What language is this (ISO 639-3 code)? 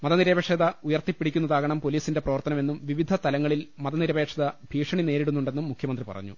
mal